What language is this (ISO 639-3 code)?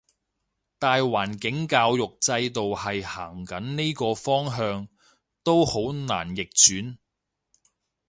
yue